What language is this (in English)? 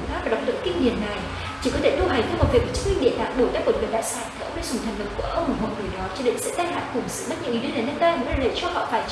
Vietnamese